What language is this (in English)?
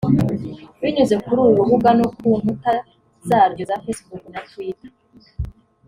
Kinyarwanda